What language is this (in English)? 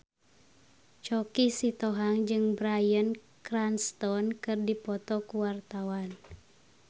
Sundanese